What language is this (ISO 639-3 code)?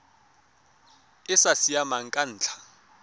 tsn